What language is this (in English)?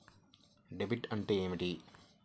Telugu